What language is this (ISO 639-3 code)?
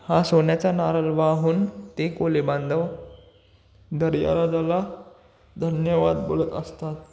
mar